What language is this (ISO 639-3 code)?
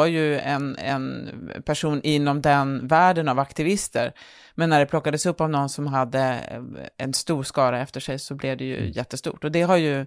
swe